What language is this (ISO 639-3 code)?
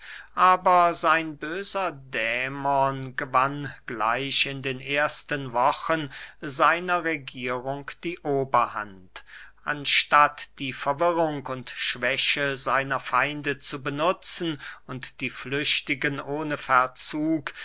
deu